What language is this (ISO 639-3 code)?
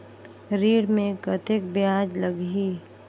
hne